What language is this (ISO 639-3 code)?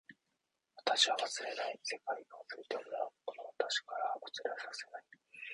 jpn